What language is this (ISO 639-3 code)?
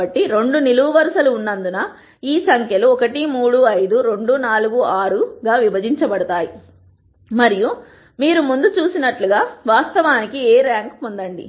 tel